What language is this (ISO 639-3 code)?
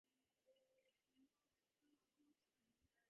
div